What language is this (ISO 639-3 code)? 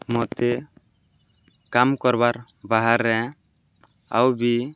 ori